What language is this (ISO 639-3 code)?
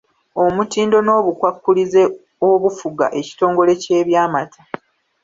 lug